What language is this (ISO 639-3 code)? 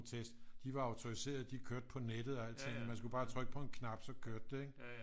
dan